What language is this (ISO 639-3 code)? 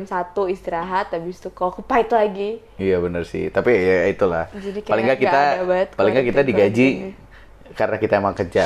ind